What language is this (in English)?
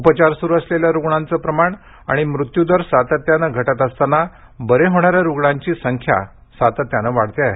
Marathi